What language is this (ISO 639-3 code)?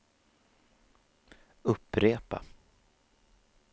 swe